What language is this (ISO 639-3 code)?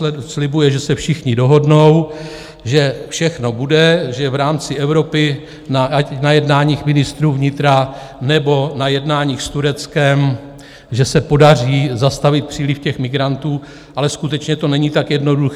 ces